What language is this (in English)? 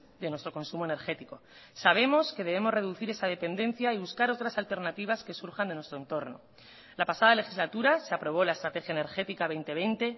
Spanish